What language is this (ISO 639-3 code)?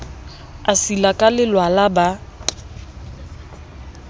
sot